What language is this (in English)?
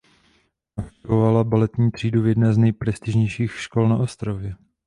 Czech